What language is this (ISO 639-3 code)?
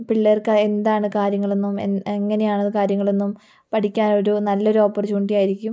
mal